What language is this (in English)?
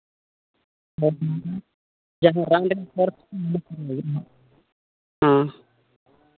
Santali